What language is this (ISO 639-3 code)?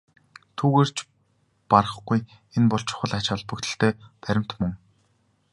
mon